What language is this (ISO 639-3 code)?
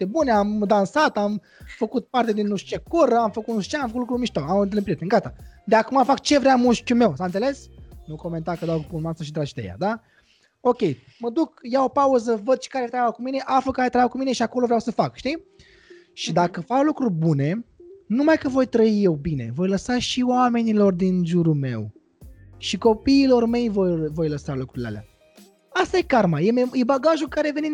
ron